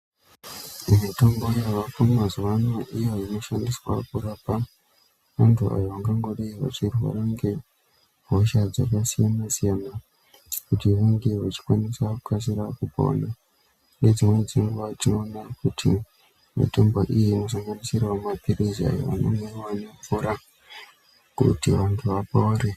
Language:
Ndau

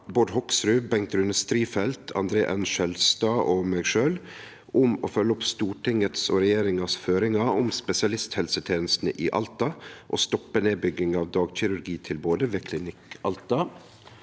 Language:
Norwegian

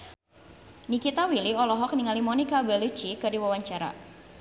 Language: Sundanese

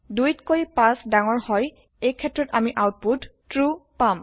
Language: Assamese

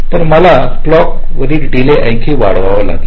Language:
Marathi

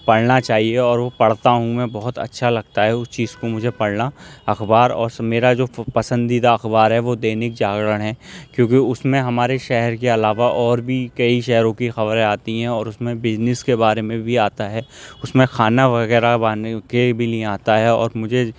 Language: Urdu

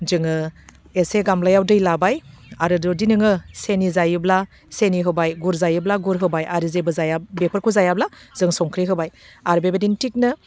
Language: Bodo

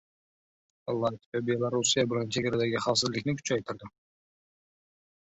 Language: Uzbek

